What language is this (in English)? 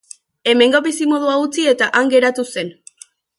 Basque